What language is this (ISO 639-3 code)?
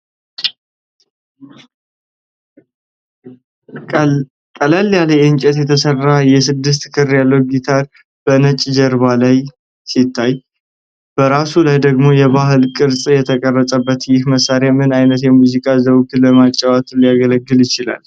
amh